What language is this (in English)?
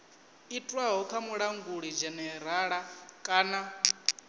Venda